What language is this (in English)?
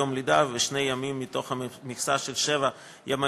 Hebrew